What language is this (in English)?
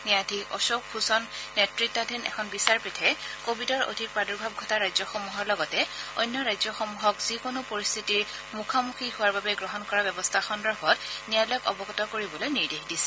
Assamese